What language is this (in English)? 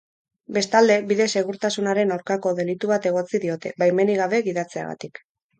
Basque